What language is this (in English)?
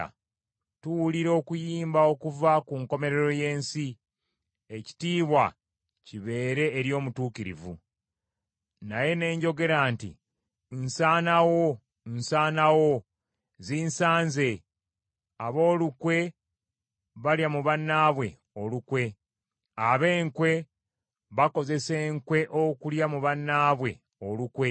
Ganda